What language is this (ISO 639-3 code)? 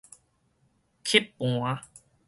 nan